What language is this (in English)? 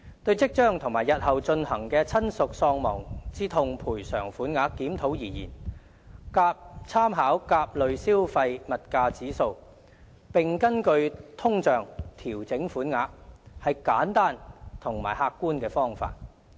Cantonese